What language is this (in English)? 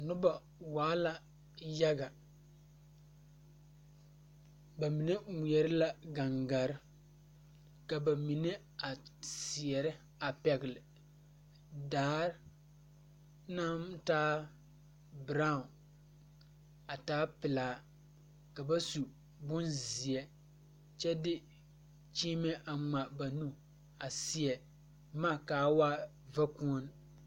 Southern Dagaare